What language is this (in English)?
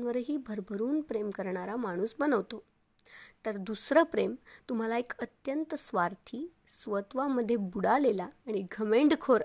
Marathi